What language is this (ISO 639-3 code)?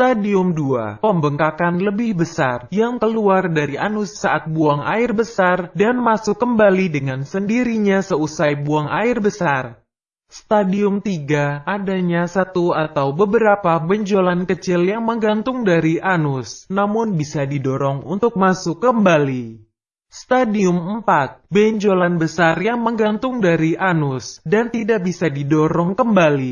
ind